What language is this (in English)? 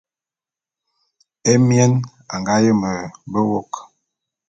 Bulu